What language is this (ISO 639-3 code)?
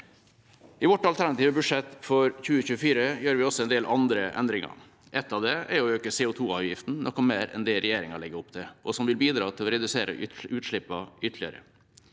nor